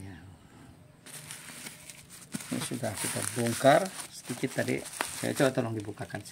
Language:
Indonesian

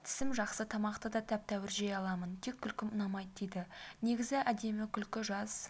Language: Kazakh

